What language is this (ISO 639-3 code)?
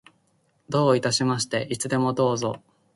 jpn